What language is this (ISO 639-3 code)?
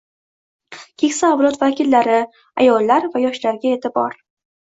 uzb